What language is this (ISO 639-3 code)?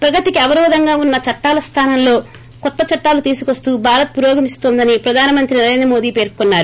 tel